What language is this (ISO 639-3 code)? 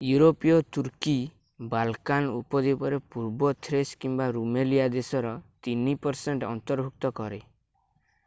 ori